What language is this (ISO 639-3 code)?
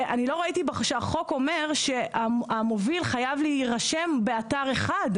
heb